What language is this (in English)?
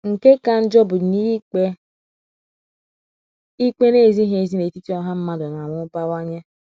Igbo